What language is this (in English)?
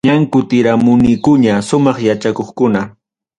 Ayacucho Quechua